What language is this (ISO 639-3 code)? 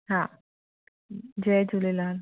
snd